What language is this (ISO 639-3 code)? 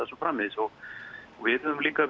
isl